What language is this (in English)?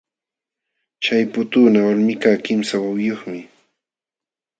Jauja Wanca Quechua